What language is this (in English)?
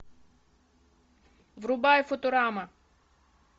Russian